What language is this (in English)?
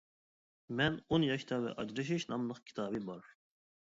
Uyghur